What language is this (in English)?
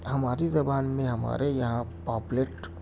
Urdu